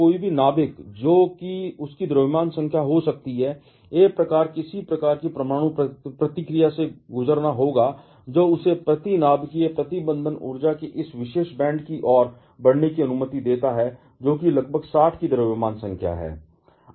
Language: Hindi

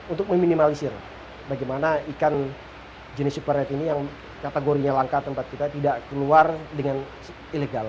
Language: Indonesian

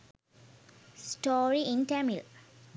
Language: Sinhala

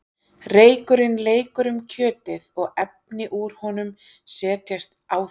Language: Icelandic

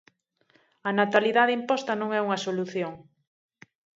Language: Galician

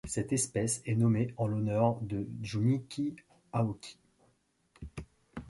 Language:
French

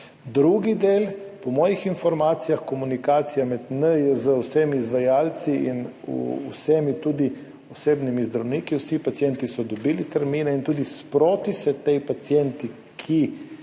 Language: Slovenian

